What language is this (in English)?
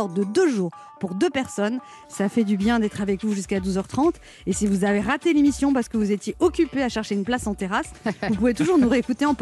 French